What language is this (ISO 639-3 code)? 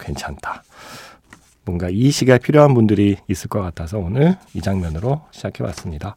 kor